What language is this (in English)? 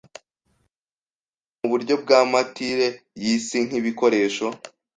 Kinyarwanda